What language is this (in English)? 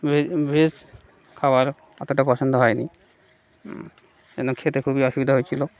Bangla